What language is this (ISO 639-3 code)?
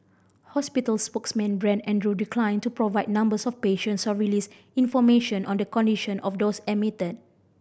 eng